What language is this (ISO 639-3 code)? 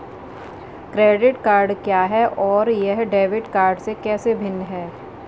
hin